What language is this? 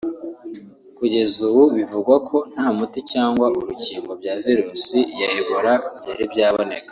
Kinyarwanda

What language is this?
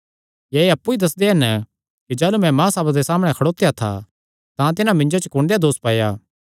Kangri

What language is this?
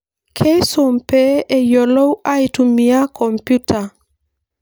Masai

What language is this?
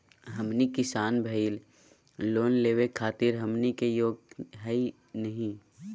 Magahi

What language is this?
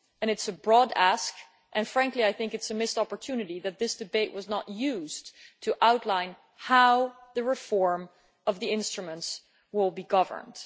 English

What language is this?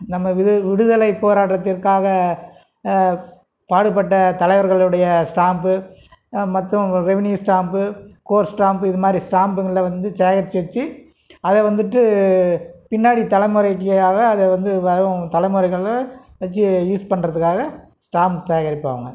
Tamil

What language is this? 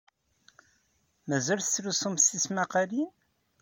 Kabyle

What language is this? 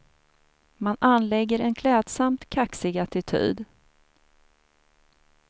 Swedish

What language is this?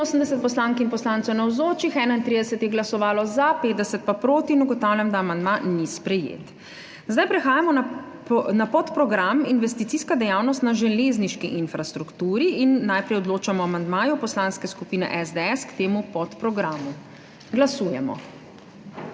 Slovenian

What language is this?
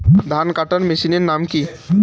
Bangla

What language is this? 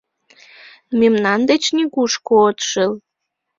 Mari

